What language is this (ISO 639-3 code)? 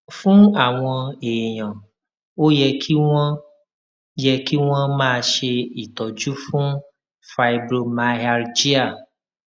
yor